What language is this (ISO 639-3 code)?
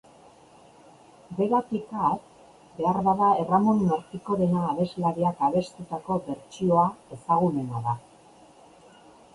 eus